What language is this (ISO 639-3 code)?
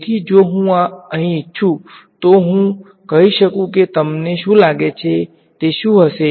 guj